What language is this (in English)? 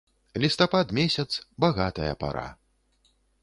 Belarusian